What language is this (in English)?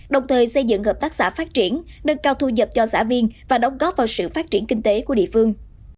Vietnamese